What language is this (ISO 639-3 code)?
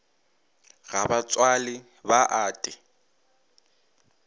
nso